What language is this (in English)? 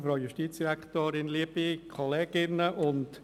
Swiss German